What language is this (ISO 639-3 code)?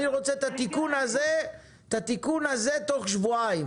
heb